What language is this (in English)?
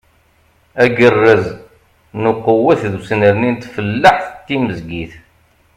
Kabyle